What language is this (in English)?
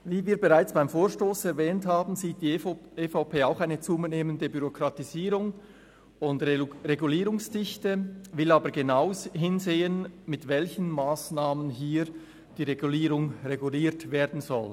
Swiss German